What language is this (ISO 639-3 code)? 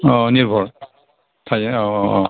brx